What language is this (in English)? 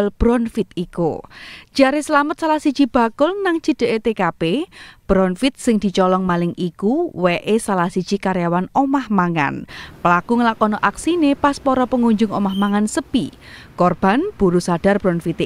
Indonesian